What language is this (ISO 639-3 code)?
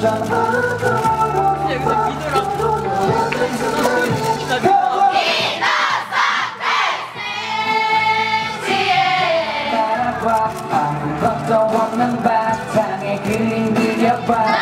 ind